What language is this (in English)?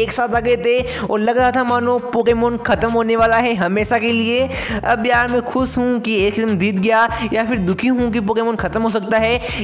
Hindi